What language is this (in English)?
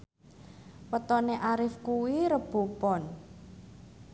Javanese